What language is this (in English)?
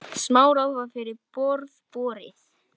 Icelandic